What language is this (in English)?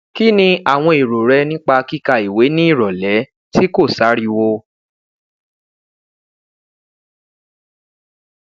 Yoruba